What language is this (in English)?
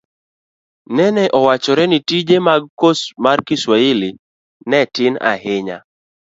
Luo (Kenya and Tanzania)